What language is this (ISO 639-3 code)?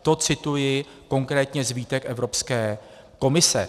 ces